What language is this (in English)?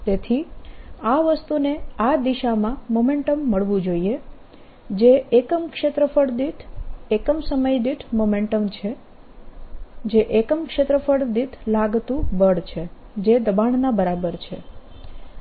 Gujarati